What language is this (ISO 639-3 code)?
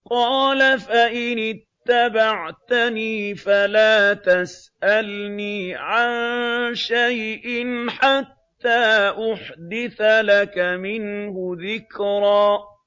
ara